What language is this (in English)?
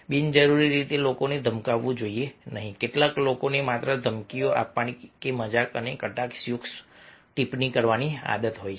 Gujarati